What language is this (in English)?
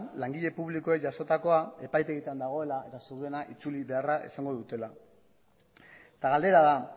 Basque